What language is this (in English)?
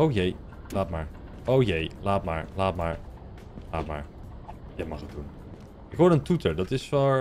Dutch